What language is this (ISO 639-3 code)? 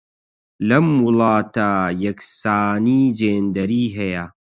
ckb